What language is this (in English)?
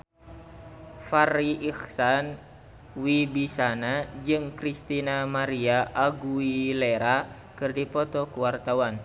Sundanese